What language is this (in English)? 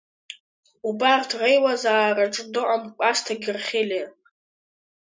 Abkhazian